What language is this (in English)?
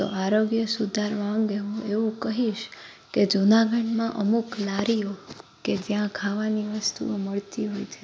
Gujarati